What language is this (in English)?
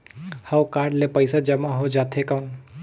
Chhattisgarhi